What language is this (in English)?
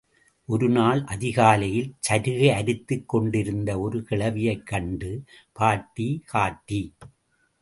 Tamil